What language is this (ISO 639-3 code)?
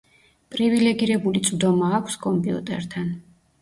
kat